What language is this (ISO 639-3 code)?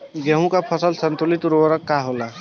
bho